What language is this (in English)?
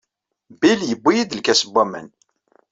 Kabyle